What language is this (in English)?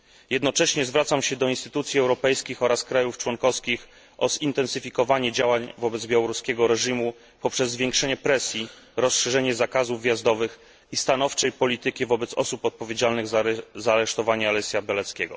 Polish